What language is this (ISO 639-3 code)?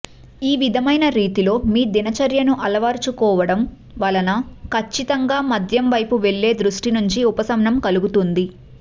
tel